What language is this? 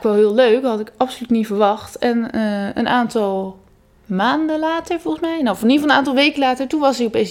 Dutch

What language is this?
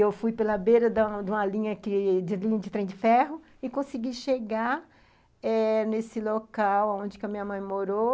Portuguese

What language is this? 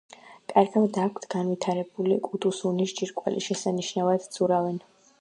Georgian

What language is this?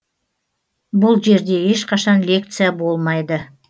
Kazakh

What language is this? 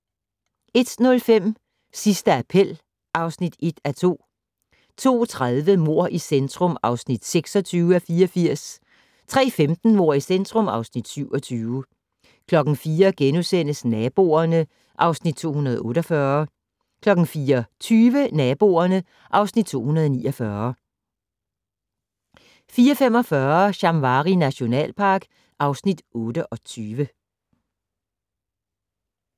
Danish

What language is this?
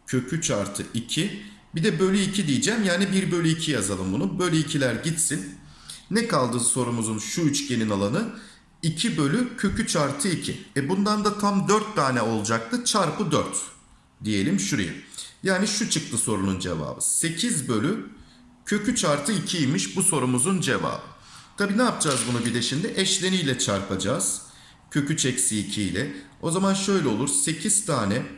Turkish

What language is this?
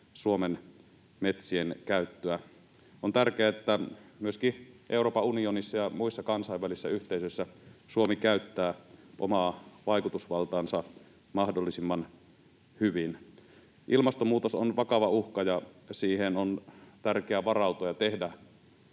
Finnish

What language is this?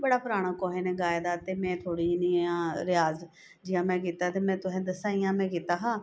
Dogri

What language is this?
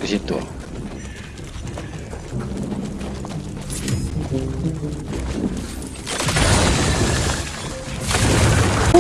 Indonesian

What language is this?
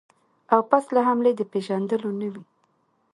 Pashto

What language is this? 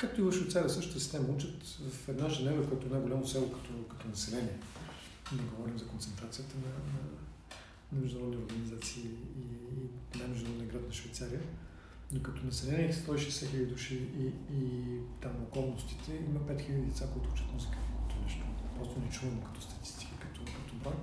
Bulgarian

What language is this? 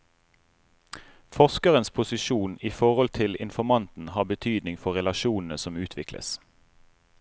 Norwegian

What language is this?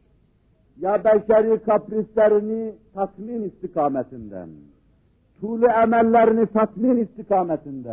Turkish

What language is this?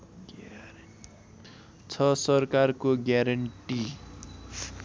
Nepali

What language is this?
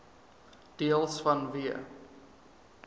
Afrikaans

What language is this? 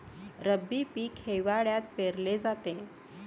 Marathi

